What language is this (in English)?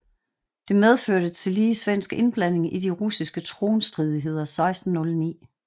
Danish